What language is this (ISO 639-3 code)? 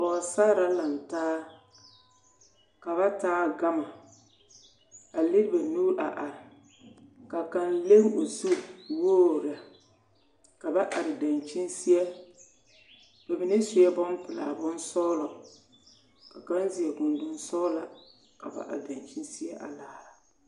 dga